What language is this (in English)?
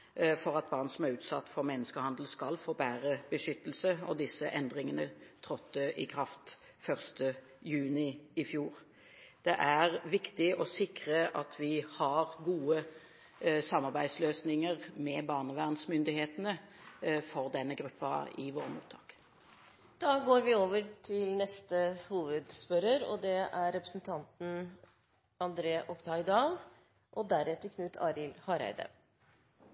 Norwegian